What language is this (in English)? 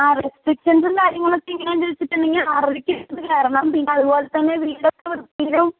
Malayalam